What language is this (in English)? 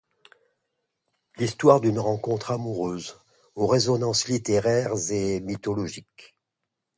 French